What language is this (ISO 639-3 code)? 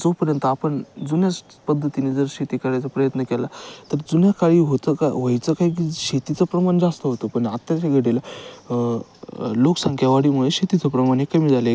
mar